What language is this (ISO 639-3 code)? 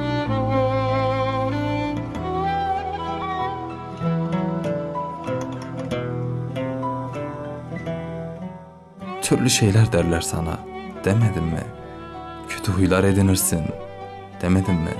tur